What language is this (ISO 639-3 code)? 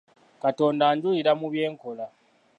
lug